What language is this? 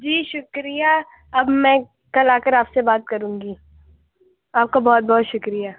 Urdu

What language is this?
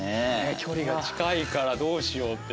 Japanese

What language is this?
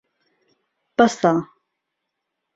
Central Kurdish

